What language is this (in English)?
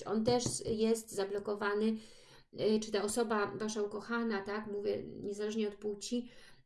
Polish